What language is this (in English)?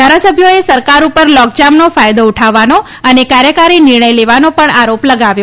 Gujarati